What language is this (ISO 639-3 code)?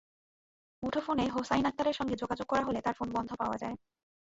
ben